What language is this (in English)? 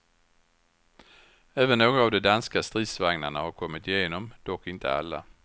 Swedish